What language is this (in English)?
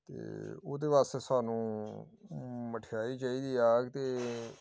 Punjabi